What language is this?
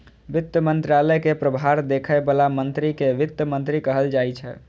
Maithili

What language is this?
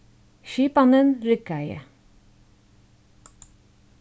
Faroese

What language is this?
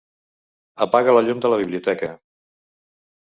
Catalan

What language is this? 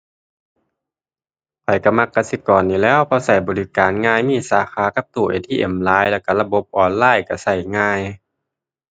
Thai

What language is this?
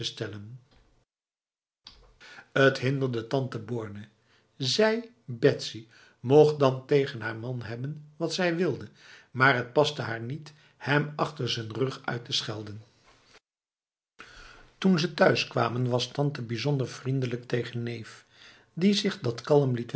Dutch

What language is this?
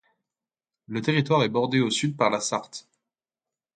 French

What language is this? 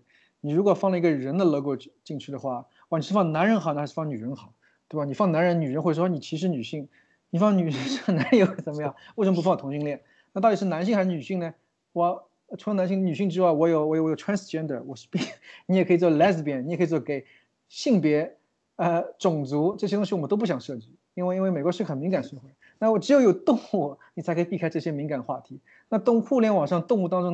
Chinese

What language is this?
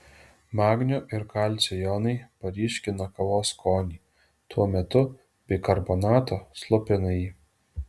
Lithuanian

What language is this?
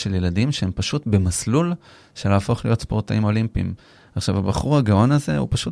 Hebrew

